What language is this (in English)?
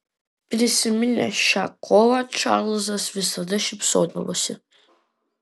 Lithuanian